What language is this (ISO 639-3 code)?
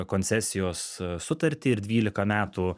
lit